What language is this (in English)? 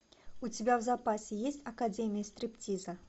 Russian